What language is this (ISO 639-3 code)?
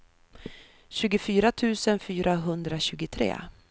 swe